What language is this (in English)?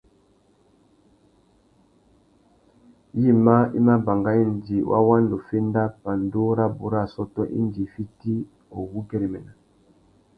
Tuki